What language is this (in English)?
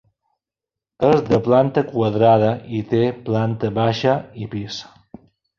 Catalan